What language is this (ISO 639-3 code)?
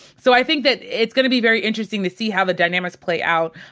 eng